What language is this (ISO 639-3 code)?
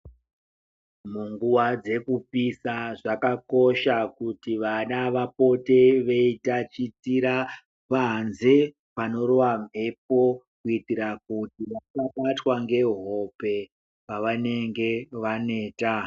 ndc